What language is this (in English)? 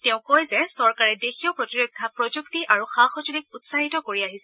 Assamese